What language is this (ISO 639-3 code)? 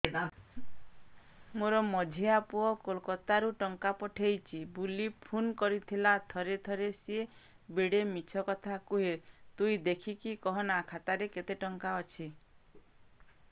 ori